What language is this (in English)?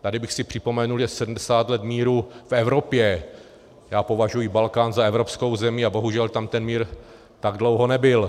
Czech